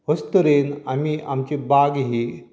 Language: Konkani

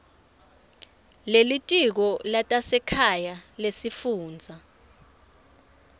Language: Swati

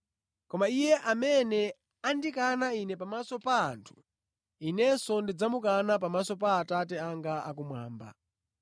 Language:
Nyanja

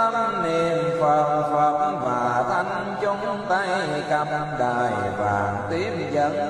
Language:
Vietnamese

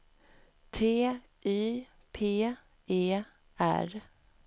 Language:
Swedish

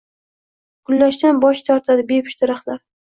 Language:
Uzbek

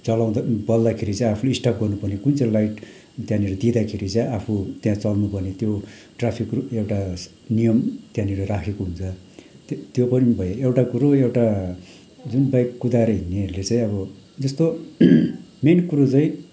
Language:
Nepali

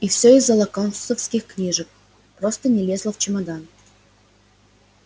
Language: Russian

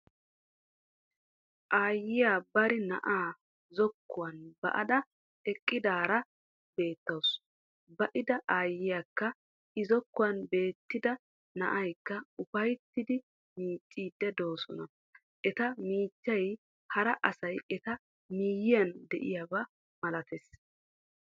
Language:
Wolaytta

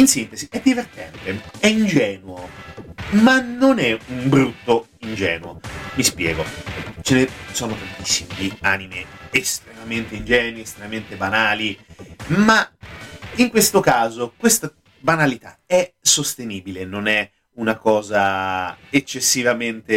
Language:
Italian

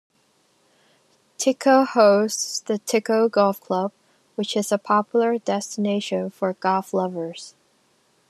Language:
English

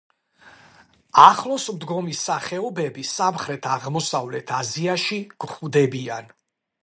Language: Georgian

